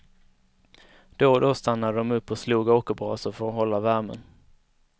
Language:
Swedish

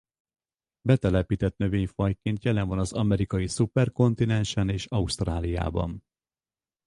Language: Hungarian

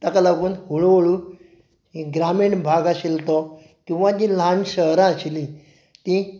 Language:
Konkani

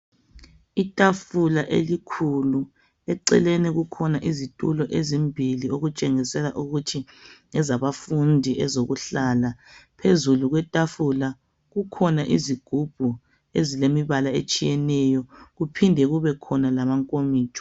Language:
North Ndebele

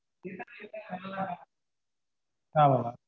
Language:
Tamil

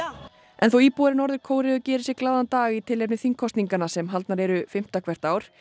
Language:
Icelandic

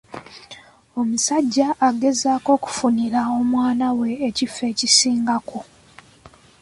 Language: Ganda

